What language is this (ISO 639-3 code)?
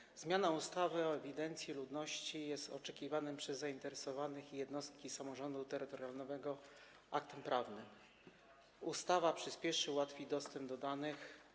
pol